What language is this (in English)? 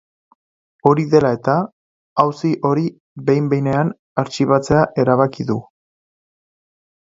Basque